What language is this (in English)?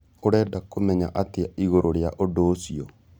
Kikuyu